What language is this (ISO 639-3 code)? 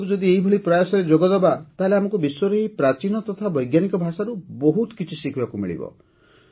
ori